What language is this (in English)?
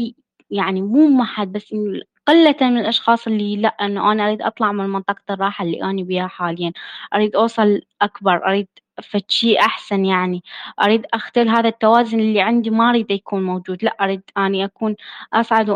Arabic